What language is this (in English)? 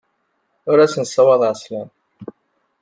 Kabyle